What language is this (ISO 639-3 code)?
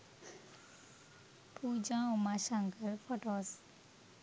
sin